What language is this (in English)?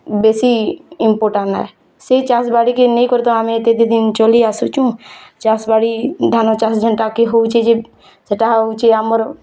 Odia